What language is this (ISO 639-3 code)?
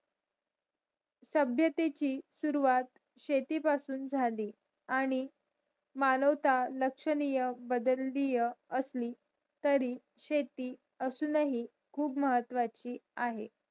mar